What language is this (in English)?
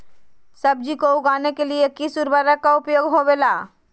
Magahi